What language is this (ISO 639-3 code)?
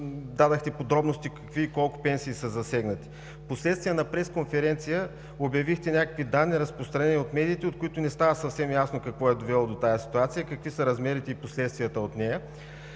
bul